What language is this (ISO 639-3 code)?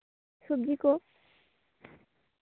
sat